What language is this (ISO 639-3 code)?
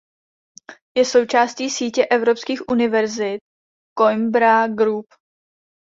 ces